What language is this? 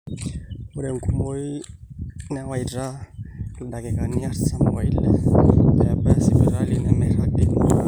Masai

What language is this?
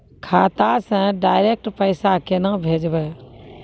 Maithili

